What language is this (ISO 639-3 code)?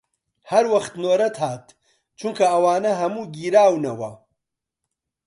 ckb